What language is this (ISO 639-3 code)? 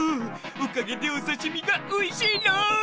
jpn